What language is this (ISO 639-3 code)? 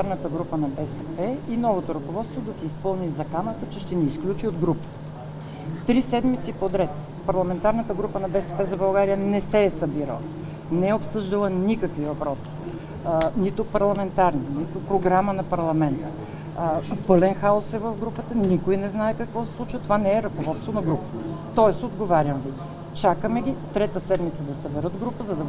bul